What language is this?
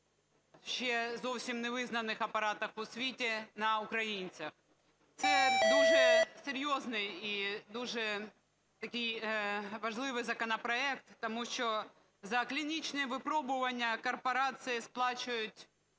Ukrainian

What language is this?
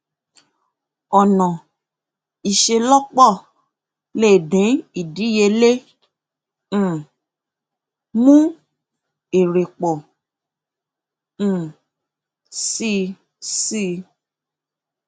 Yoruba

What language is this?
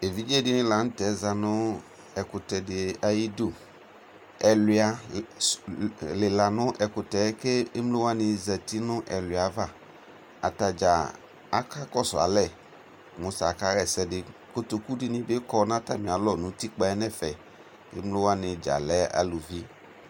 Ikposo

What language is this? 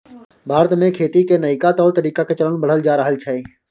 Maithili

